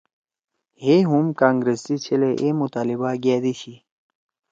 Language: Torwali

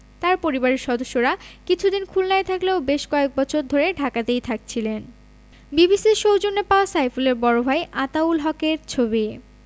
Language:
Bangla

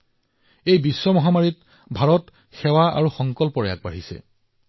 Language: Assamese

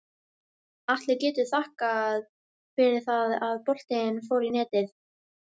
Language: Icelandic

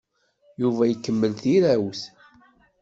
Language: Kabyle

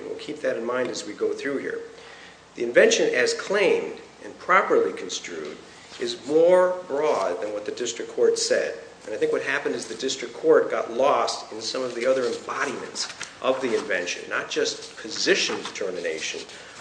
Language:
English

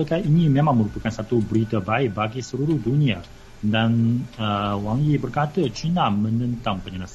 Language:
Malay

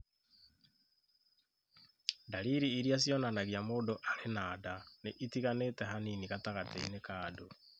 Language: Kikuyu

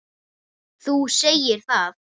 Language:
Icelandic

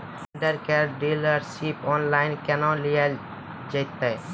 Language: Maithili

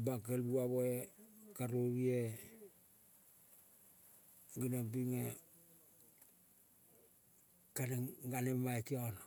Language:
Kol (Papua New Guinea)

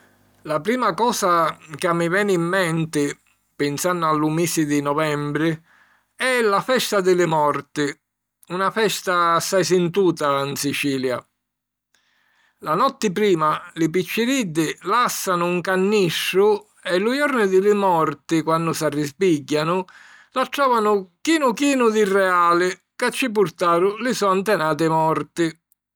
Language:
Sicilian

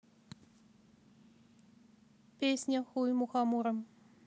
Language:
Russian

